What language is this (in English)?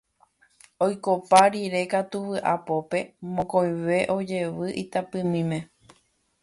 Guarani